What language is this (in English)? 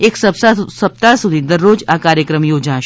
Gujarati